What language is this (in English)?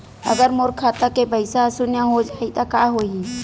Chhattisgarhi